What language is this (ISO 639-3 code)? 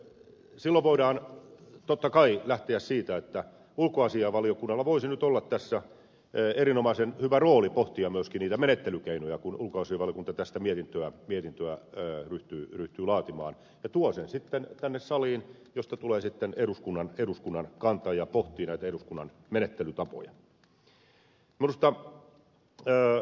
fin